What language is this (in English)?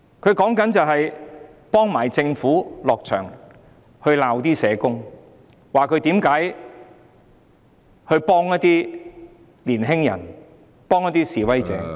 Cantonese